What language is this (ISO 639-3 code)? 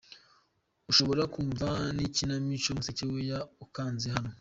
kin